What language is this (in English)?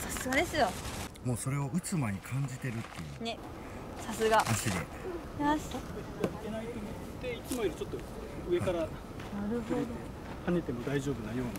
Japanese